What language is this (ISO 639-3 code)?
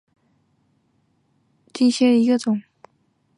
zho